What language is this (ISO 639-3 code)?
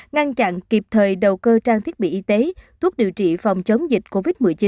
vie